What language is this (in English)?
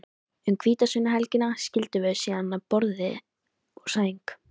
Icelandic